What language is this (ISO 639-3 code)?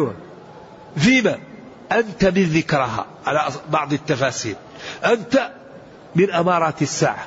ara